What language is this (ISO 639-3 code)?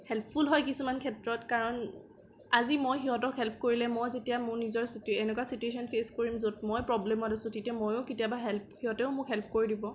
asm